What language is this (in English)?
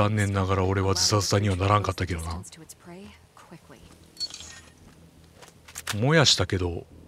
Japanese